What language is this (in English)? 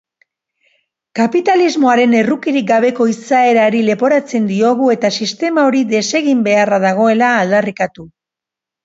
Basque